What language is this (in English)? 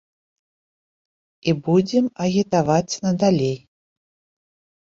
Belarusian